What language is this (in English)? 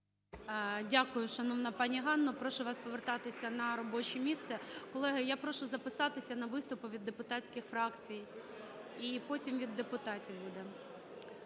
Ukrainian